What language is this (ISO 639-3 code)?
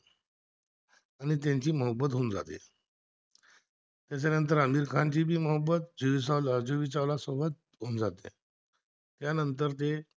mar